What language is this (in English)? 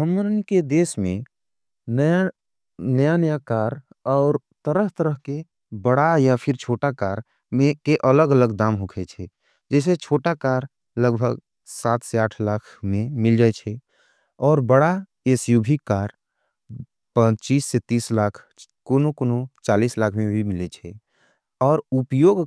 Angika